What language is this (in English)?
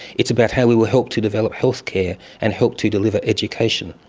English